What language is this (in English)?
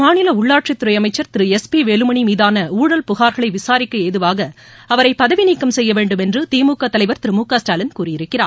Tamil